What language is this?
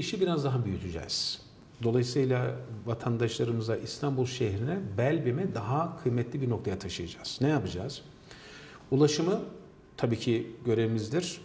Turkish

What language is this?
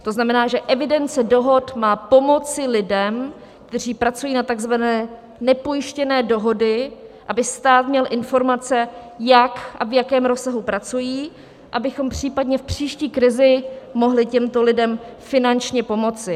Czech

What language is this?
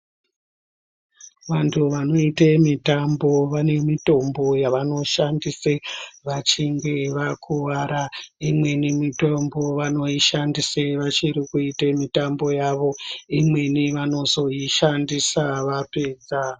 Ndau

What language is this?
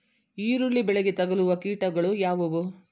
Kannada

